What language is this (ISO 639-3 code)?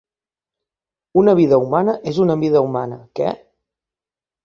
cat